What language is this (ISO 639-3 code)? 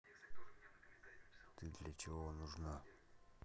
rus